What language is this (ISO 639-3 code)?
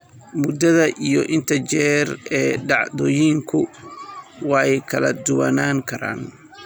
som